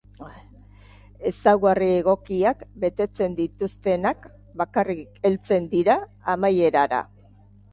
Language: Basque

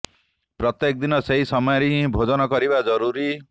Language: Odia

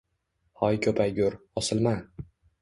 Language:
Uzbek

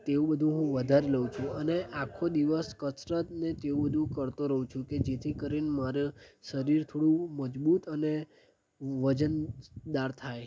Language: Gujarati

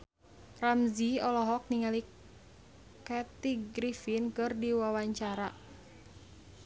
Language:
Sundanese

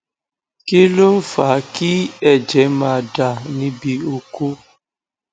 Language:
Yoruba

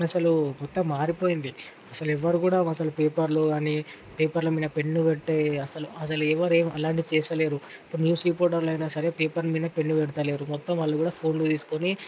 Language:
Telugu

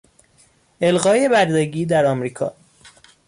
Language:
Persian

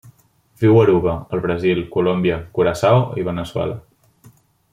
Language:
Catalan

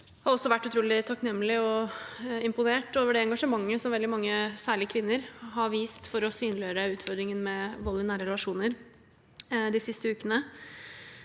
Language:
Norwegian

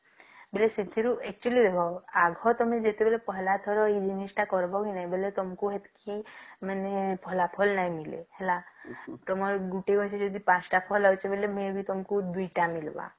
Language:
Odia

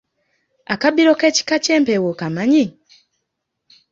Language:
Ganda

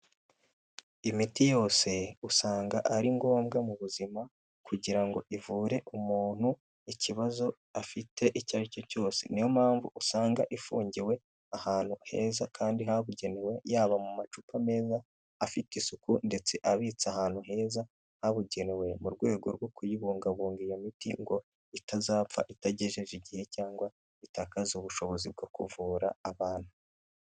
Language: Kinyarwanda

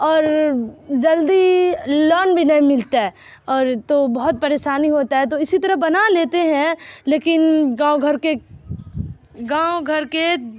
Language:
Urdu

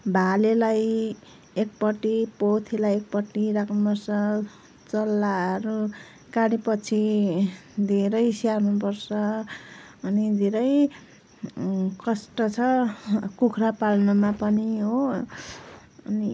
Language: Nepali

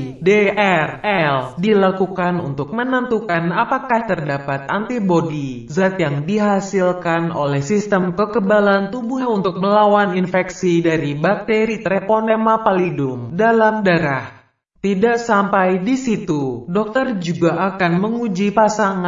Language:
Indonesian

